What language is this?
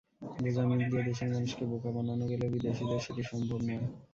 Bangla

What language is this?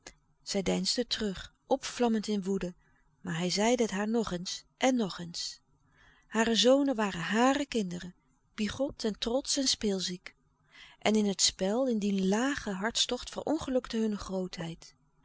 Dutch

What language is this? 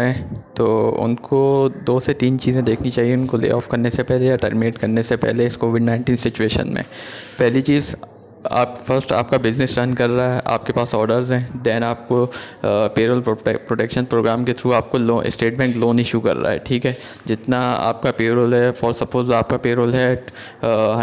Urdu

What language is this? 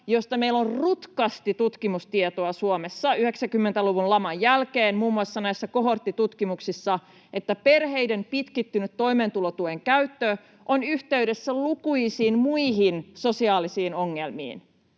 Finnish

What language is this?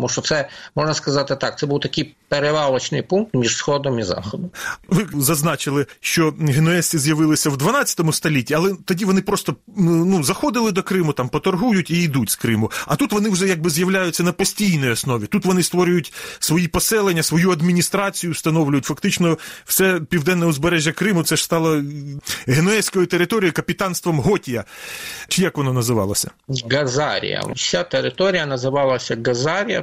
Ukrainian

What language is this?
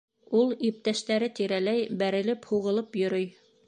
Bashkir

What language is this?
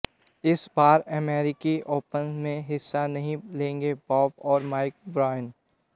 Hindi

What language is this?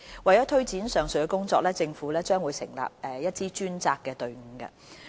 Cantonese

